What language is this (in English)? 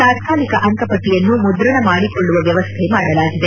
Kannada